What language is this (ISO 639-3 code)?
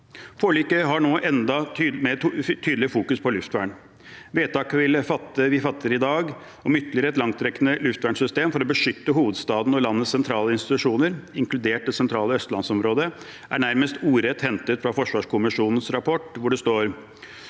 nor